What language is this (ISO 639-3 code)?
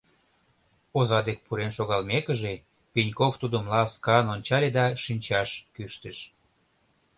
chm